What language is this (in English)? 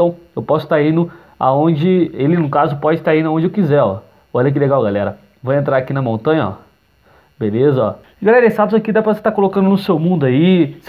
Portuguese